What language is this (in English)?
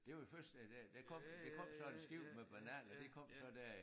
Danish